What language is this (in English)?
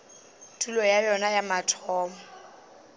Northern Sotho